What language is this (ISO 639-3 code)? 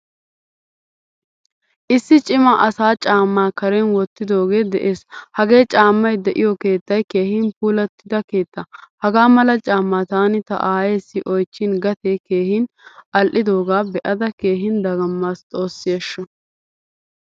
wal